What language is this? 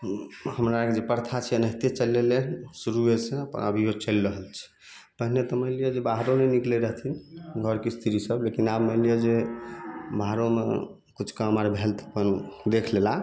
Maithili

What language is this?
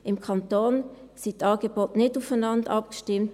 Swiss German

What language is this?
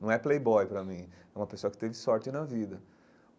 Portuguese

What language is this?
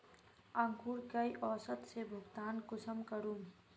Magahi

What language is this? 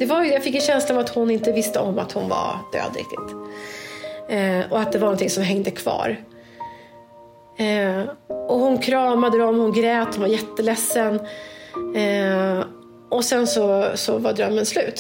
Swedish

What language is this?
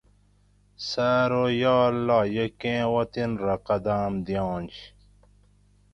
Gawri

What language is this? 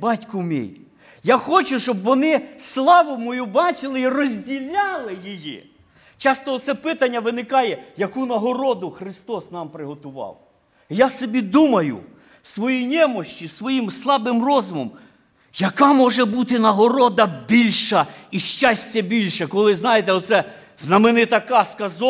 Ukrainian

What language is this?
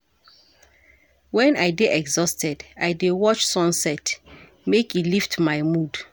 Nigerian Pidgin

